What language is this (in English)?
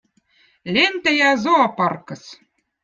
Votic